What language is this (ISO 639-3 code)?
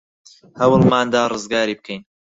ckb